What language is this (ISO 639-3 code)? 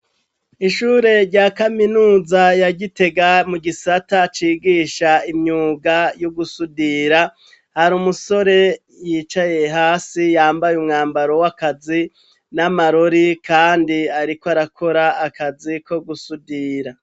run